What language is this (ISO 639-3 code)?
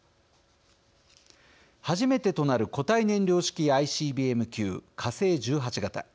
jpn